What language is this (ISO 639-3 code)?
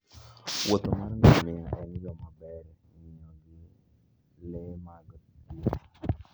luo